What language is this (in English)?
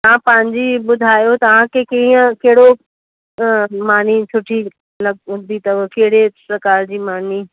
Sindhi